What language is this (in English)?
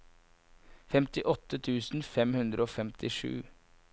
Norwegian